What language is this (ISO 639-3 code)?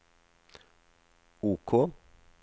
nor